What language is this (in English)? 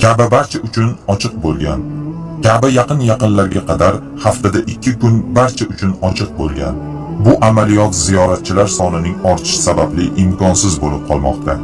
Turkish